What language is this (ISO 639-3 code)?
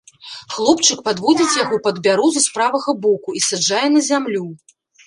bel